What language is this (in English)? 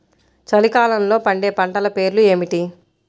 Telugu